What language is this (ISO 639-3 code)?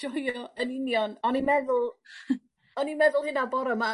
cym